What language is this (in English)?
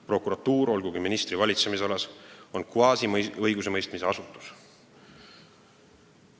Estonian